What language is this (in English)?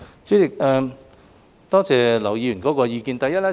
Cantonese